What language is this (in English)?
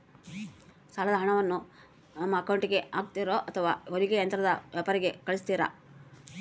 Kannada